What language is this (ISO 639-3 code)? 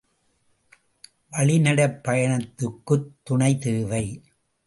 tam